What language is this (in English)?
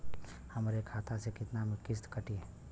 Bhojpuri